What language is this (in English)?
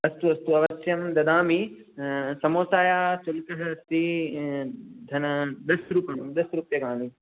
Sanskrit